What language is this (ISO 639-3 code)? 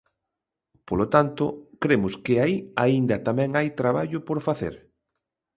glg